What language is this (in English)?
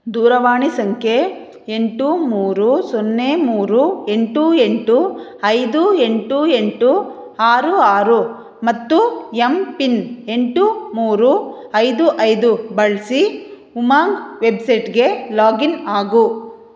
Kannada